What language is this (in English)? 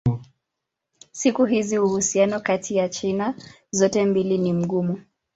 Swahili